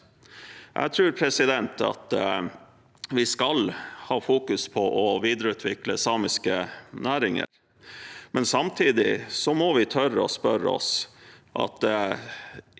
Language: Norwegian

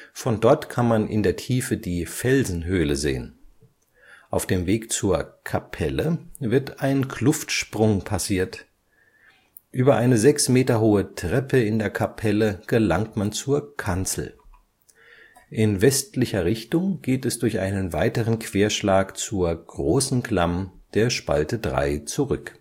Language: German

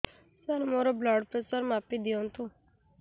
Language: Odia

